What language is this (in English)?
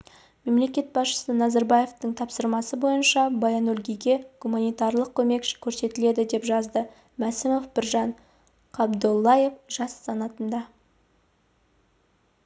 Kazakh